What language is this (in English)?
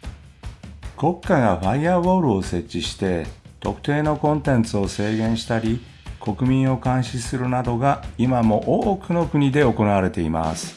Japanese